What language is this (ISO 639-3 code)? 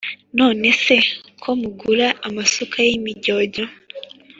kin